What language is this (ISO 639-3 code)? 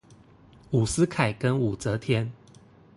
zho